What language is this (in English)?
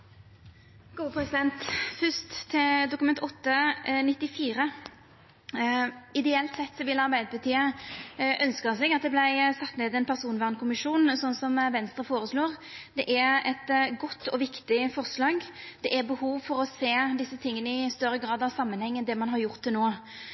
Norwegian Nynorsk